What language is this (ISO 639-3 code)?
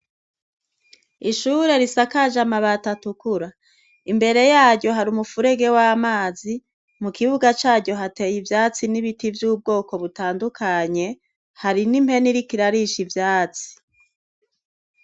run